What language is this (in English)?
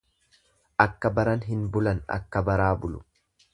Oromo